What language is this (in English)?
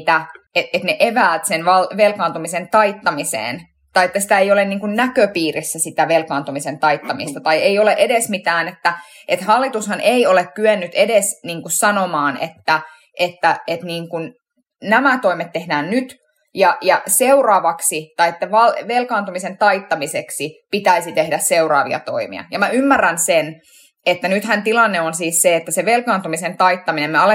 Finnish